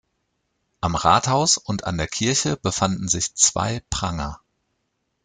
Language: German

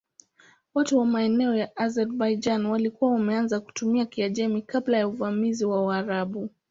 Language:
Swahili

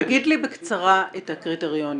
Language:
Hebrew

